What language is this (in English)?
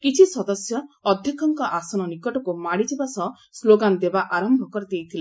Odia